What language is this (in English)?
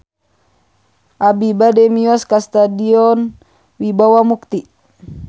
Sundanese